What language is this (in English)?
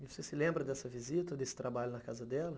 Portuguese